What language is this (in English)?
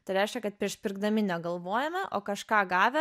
Lithuanian